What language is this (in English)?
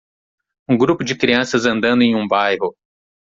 Portuguese